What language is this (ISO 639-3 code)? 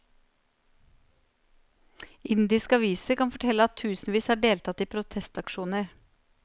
nor